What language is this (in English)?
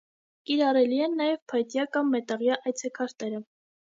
Armenian